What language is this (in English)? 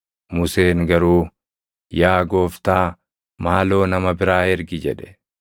Oromo